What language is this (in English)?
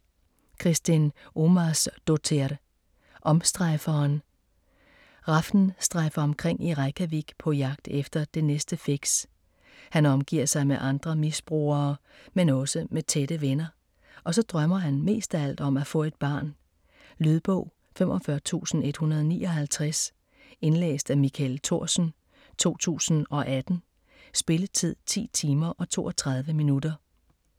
Danish